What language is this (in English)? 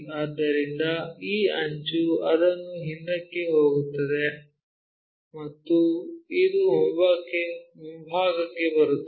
Kannada